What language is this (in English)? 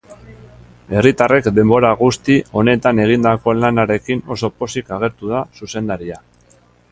Basque